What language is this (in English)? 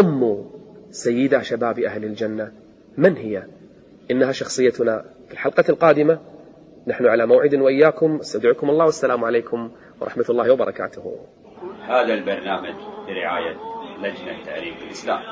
Arabic